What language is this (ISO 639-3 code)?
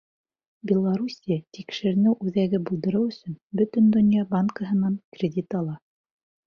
bak